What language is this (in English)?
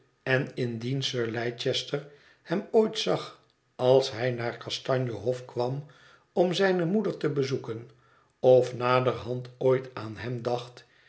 Dutch